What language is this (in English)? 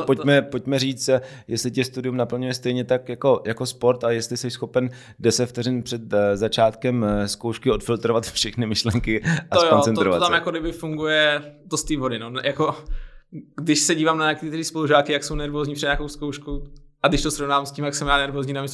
Czech